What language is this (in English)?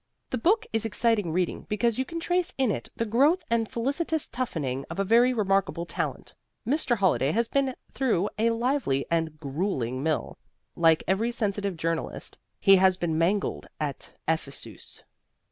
English